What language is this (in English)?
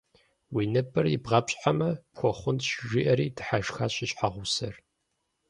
Kabardian